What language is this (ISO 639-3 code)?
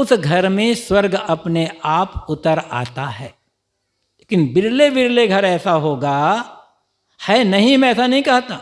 hin